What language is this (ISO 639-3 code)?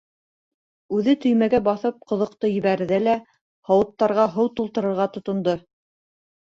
bak